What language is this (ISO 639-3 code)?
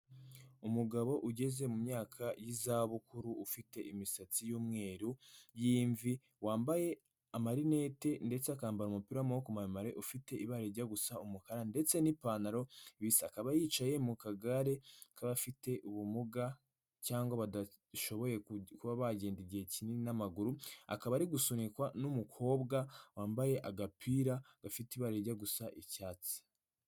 kin